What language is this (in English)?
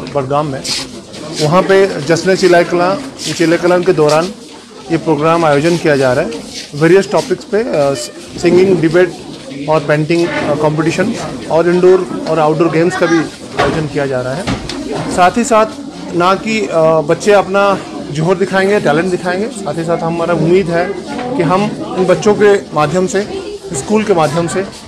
Urdu